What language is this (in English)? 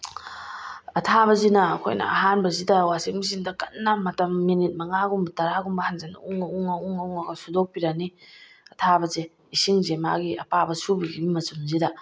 Manipuri